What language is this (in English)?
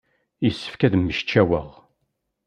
Kabyle